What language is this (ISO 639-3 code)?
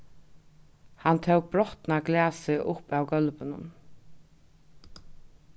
fao